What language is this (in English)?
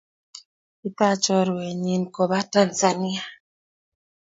Kalenjin